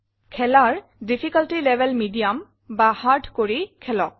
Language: Assamese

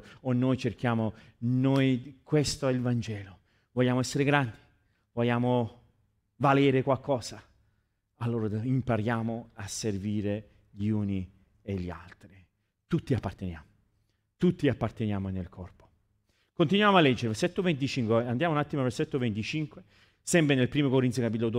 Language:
Italian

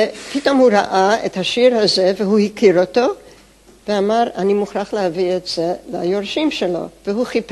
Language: Hebrew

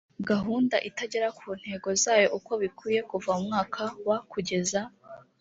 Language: Kinyarwanda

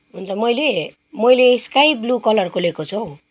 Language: Nepali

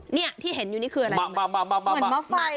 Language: Thai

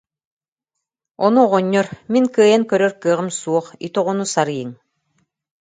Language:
Yakut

